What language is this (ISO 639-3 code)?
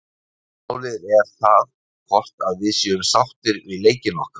isl